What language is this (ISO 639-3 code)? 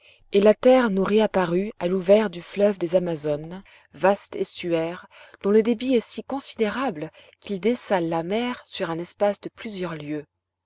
fra